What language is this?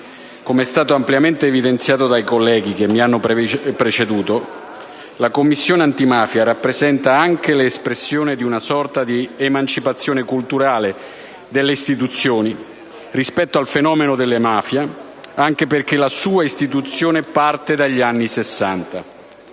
Italian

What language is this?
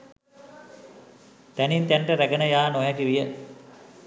Sinhala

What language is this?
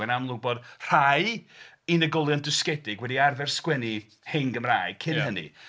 Welsh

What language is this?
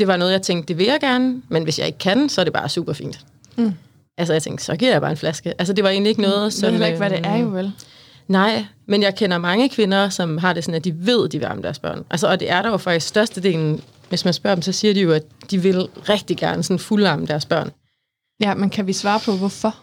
Danish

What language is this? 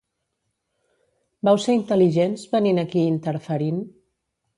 Catalan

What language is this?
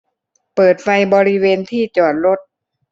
Thai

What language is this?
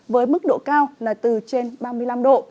Vietnamese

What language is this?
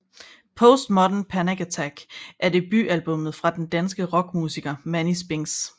Danish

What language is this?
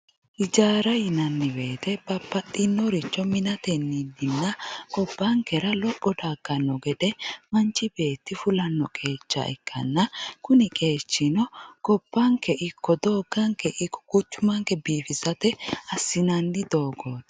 Sidamo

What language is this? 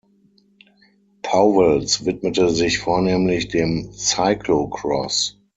German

